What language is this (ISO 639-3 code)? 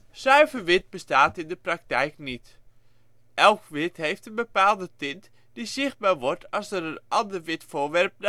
nld